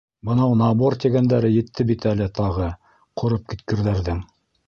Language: Bashkir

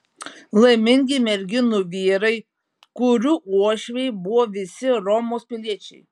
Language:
Lithuanian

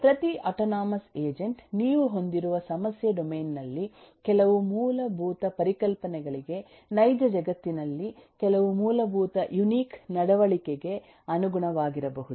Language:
Kannada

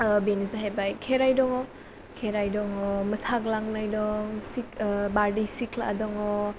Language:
Bodo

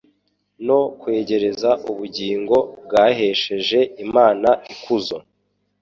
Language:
Kinyarwanda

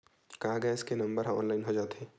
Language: Chhattisgarhi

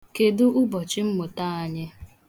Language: Igbo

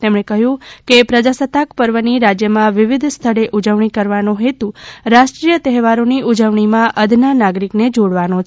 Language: Gujarati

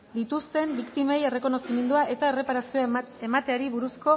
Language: Basque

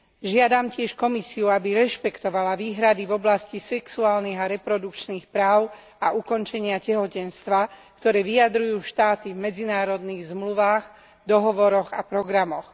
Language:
Slovak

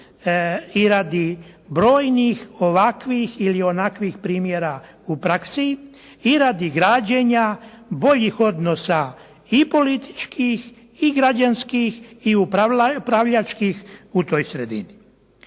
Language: Croatian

